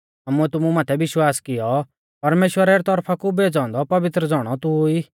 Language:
Mahasu Pahari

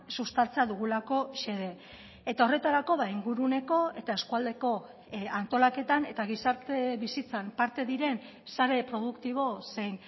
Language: Basque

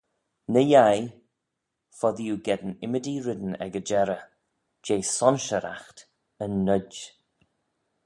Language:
Manx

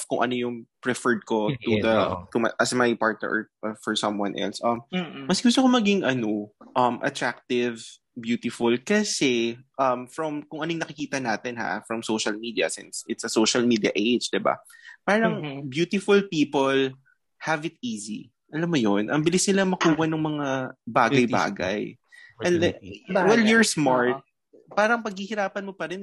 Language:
Filipino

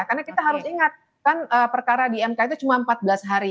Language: Indonesian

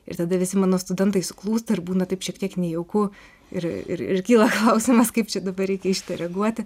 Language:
Lithuanian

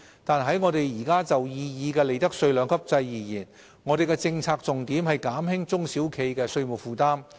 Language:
Cantonese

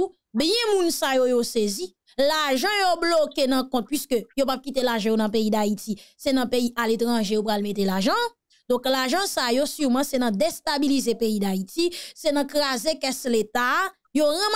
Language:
French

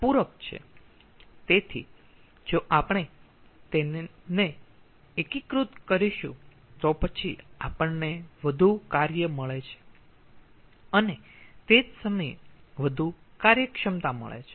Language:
Gujarati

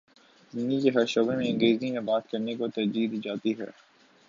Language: Urdu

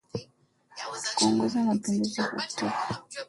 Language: Swahili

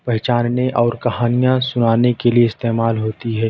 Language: Urdu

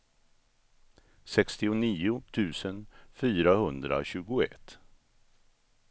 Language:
Swedish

